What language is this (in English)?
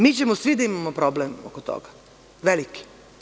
Serbian